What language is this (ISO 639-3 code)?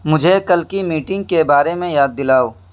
urd